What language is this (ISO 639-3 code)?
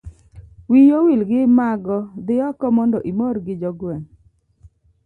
luo